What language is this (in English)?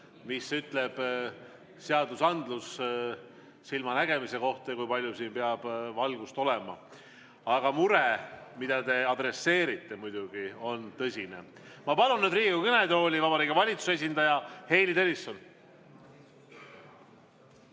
Estonian